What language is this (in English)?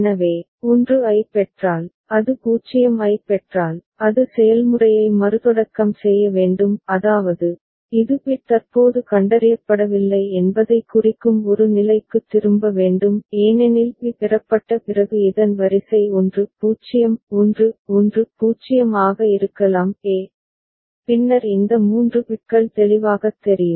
Tamil